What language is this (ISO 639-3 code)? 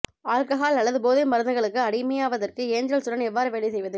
tam